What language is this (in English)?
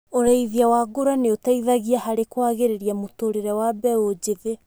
Kikuyu